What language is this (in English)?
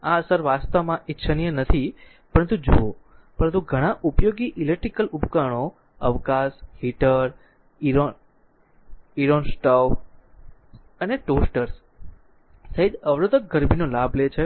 Gujarati